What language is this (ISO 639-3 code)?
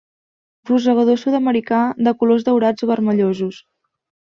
cat